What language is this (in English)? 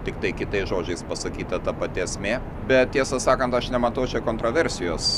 Lithuanian